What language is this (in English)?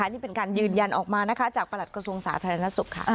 Thai